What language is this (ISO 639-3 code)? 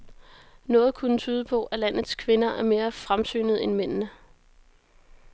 dan